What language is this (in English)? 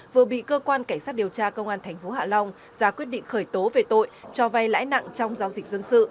Vietnamese